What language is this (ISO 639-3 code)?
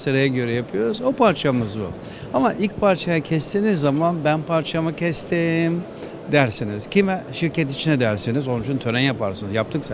tur